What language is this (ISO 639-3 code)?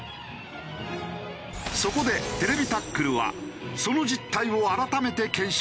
jpn